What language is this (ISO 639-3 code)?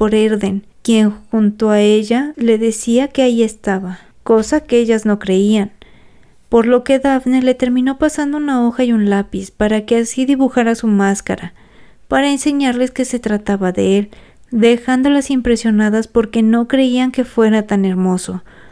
spa